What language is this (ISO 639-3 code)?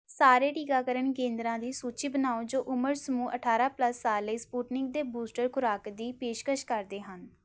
pan